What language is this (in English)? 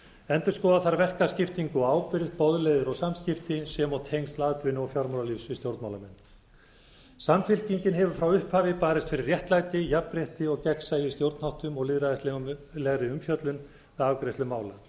Icelandic